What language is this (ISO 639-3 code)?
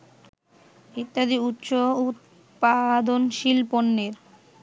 ben